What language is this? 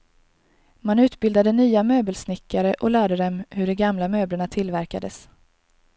Swedish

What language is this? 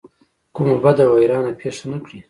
Pashto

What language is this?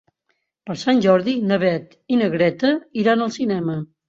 Catalan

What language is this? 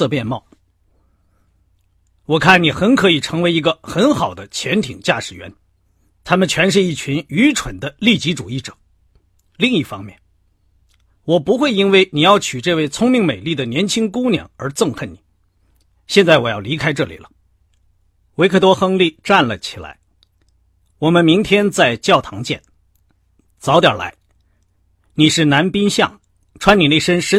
Chinese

